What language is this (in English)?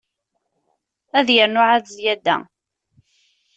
Kabyle